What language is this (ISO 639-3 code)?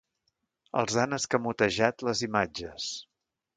cat